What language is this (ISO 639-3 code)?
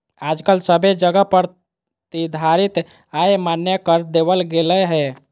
mag